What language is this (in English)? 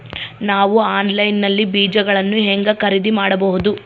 Kannada